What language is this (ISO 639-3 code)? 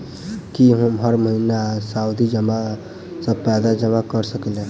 mai